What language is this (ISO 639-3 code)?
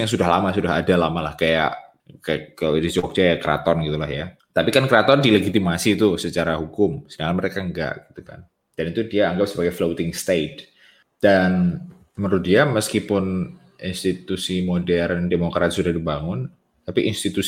ind